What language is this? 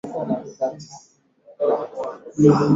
Swahili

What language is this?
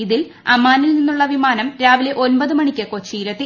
Malayalam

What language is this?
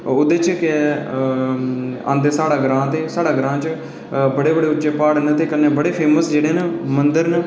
Dogri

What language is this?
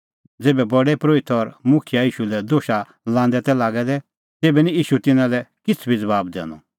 Kullu Pahari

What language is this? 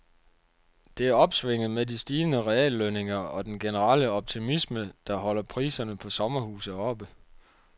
Danish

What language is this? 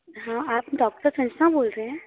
Hindi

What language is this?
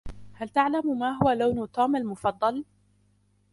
Arabic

